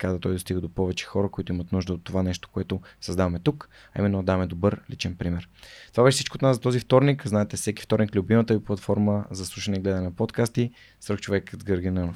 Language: Bulgarian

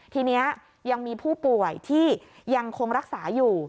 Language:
Thai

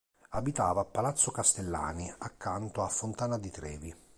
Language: Italian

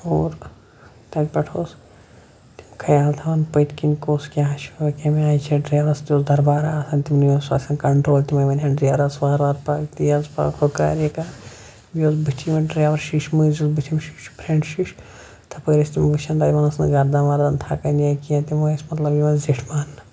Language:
Kashmiri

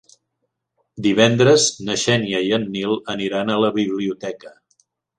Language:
Catalan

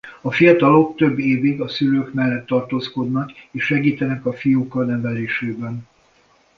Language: Hungarian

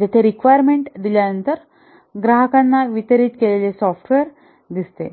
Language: Marathi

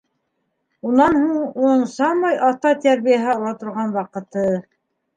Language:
Bashkir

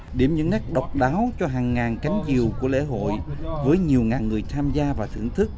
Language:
Vietnamese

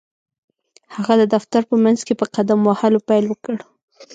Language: Pashto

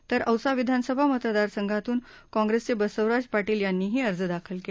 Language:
Marathi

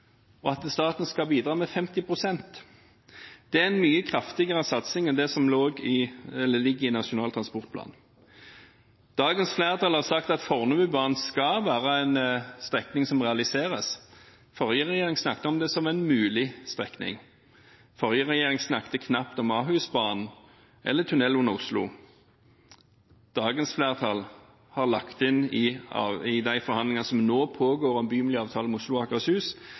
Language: Norwegian Bokmål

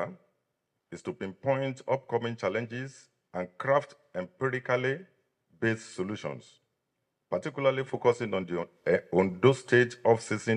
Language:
English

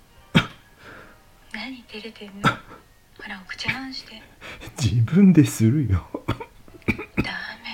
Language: Japanese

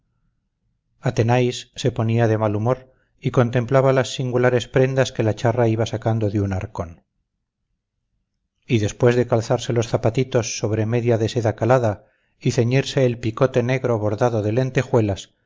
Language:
Spanish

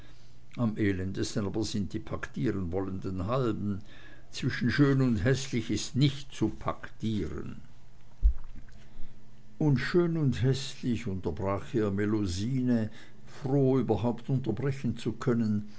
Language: German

